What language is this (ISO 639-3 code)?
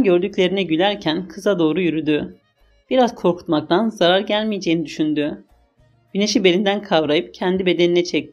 tur